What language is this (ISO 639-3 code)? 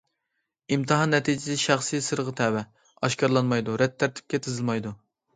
uig